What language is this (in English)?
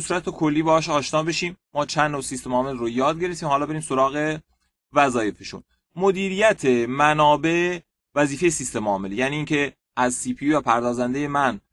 Persian